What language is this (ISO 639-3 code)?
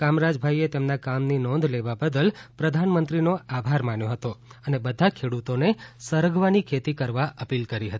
guj